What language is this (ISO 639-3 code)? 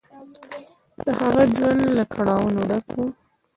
pus